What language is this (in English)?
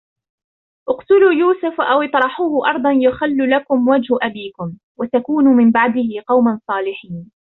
Arabic